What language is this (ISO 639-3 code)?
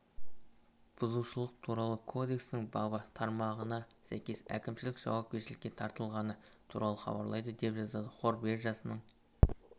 kaz